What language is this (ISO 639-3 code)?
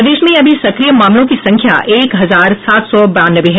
hin